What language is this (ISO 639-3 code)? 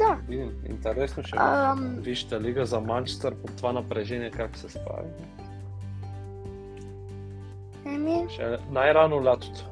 bul